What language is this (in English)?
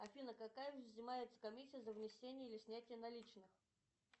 Russian